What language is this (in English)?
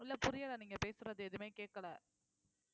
Tamil